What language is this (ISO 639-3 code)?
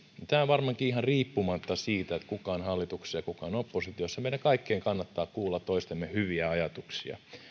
fin